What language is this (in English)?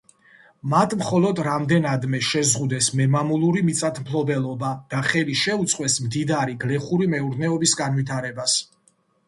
Georgian